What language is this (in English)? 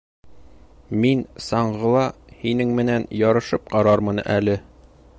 Bashkir